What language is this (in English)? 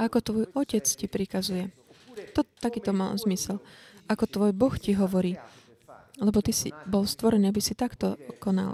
Slovak